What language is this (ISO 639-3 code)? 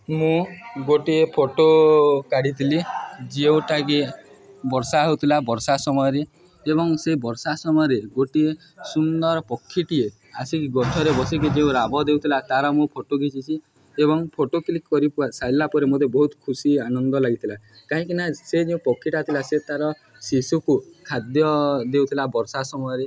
ori